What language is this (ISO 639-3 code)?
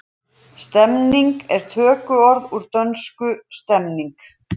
isl